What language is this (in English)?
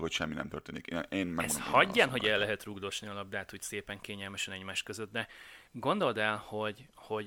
Hungarian